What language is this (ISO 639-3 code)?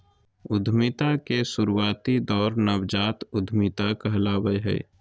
mag